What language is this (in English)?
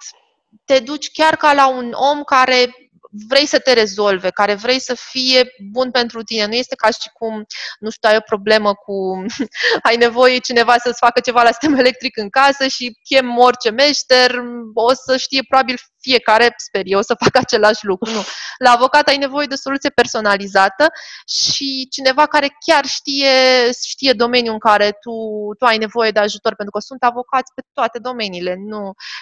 Romanian